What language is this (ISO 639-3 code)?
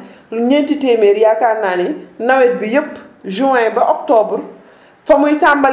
wol